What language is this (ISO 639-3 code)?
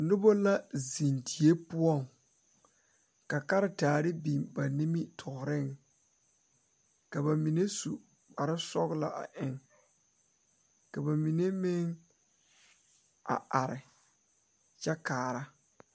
dga